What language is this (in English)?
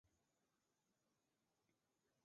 Chinese